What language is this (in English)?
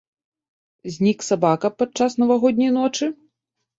Belarusian